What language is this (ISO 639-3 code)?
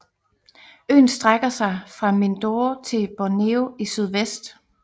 dan